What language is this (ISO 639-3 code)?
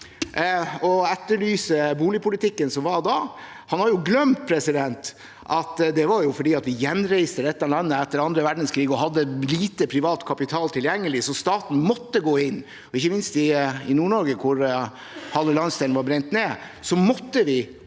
nor